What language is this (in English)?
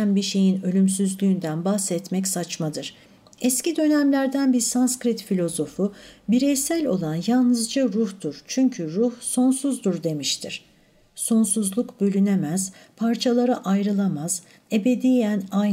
Turkish